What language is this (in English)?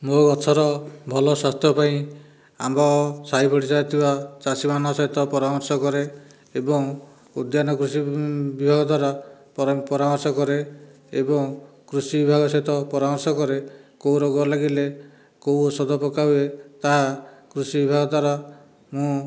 Odia